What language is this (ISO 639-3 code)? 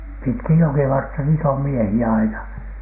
fin